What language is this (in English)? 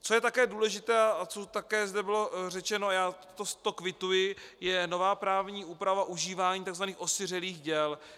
Czech